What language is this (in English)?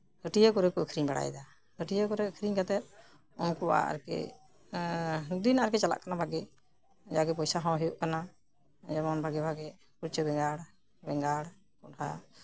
Santali